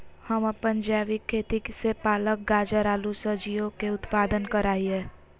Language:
Magahi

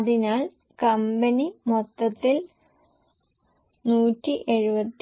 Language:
Malayalam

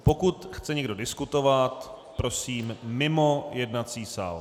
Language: Czech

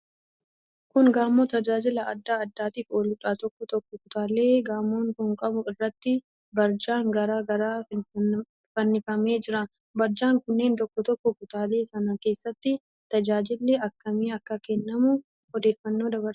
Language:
Oromo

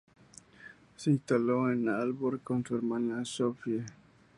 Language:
Spanish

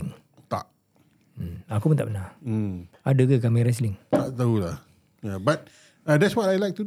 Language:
Malay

